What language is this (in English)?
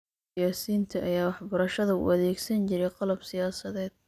Somali